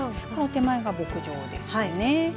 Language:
Japanese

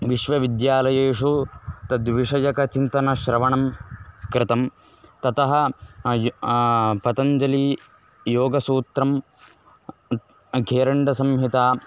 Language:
Sanskrit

